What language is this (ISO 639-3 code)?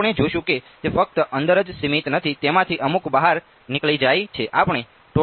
guj